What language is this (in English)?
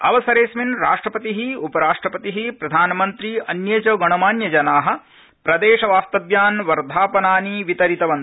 Sanskrit